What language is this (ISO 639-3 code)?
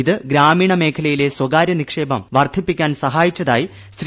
mal